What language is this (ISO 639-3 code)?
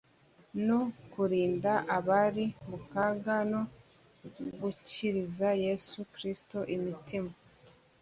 kin